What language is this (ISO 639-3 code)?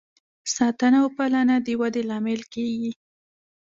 pus